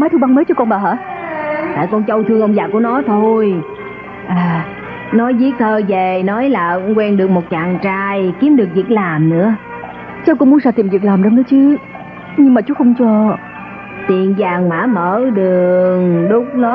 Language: Vietnamese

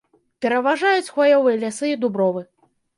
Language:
Belarusian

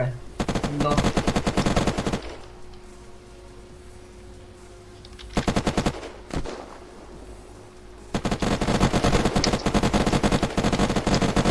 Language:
Spanish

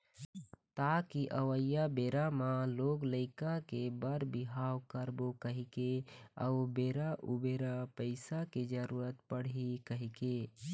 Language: Chhattisgarhi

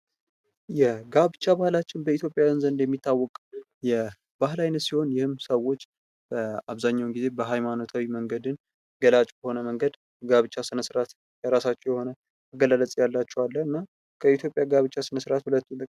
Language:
Amharic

